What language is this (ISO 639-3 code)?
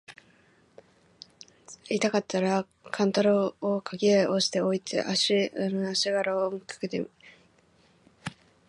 jpn